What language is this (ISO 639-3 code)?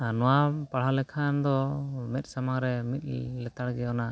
sat